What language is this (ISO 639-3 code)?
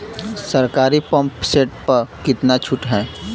bho